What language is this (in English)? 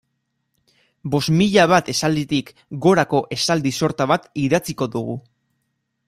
Basque